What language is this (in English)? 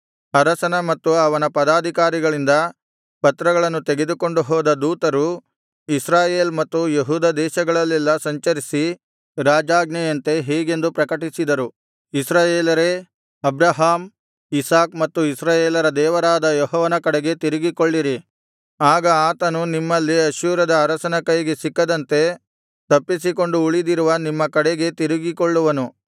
Kannada